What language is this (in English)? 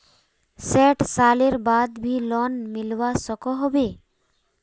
Magahi